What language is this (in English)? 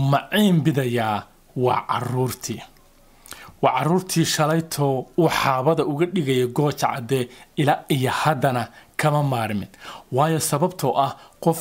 Arabic